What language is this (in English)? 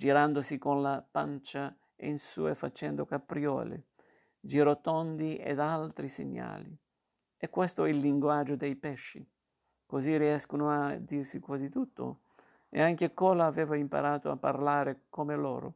Italian